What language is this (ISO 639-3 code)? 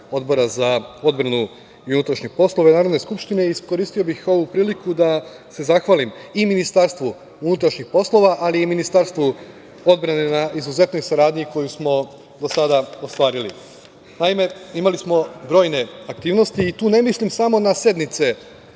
srp